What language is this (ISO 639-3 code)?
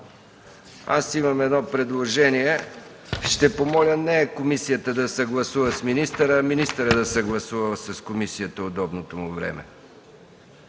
bul